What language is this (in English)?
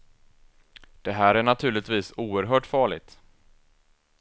Swedish